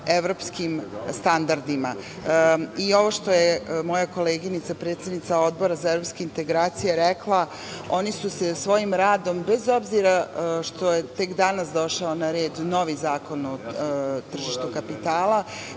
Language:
Serbian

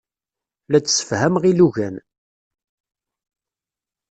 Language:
Kabyle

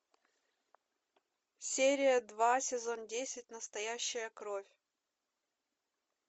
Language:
Russian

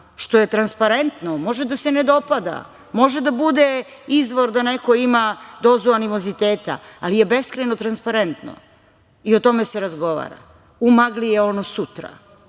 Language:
Serbian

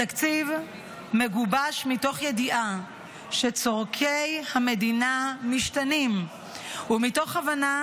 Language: Hebrew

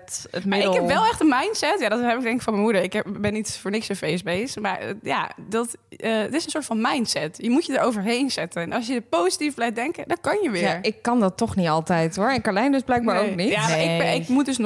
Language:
Dutch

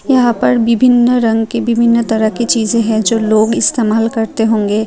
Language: Hindi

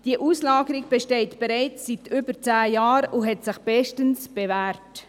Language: Swiss German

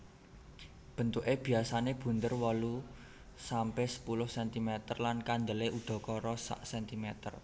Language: Javanese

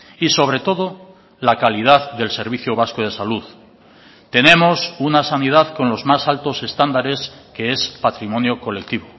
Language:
Spanish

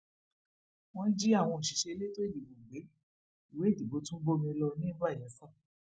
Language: Yoruba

